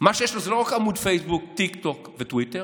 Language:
Hebrew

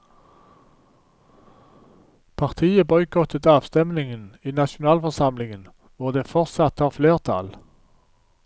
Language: Norwegian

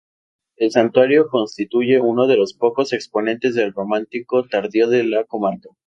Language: Spanish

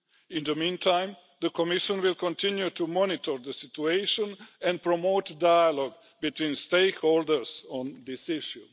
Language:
English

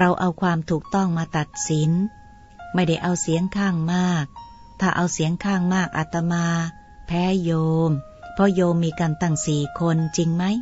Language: Thai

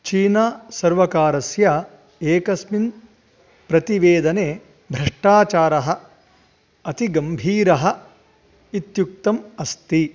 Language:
Sanskrit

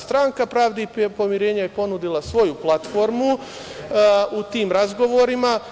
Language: Serbian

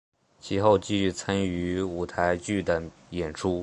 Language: Chinese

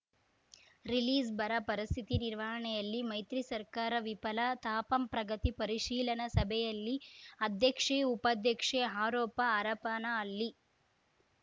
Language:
Kannada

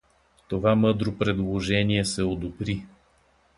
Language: Bulgarian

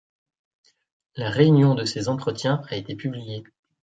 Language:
French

